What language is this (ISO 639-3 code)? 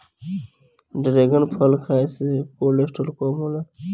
bho